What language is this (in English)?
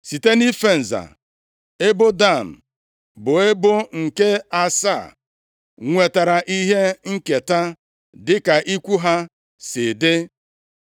Igbo